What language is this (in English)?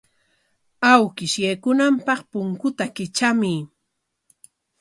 Corongo Ancash Quechua